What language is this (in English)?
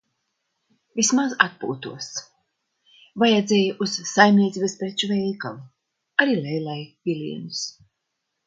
Latvian